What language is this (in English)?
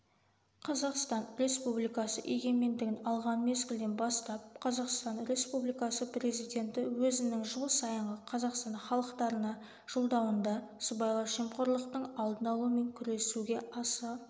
Kazakh